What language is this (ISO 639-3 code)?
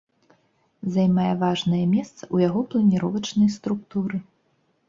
bel